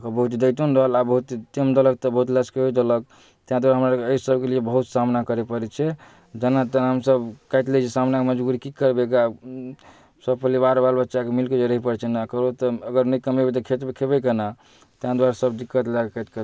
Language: Maithili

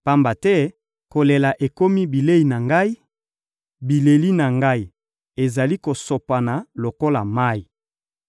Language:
Lingala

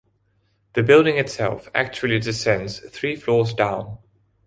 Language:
English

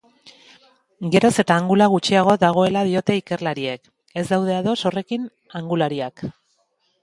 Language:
Basque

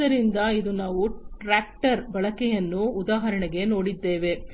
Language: Kannada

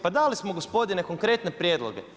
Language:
Croatian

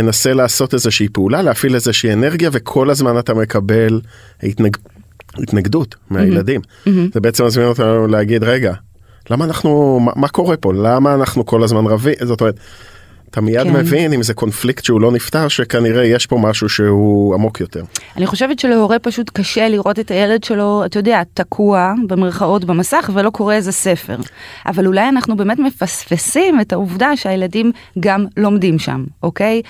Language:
Hebrew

